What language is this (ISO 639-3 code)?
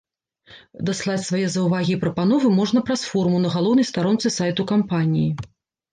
bel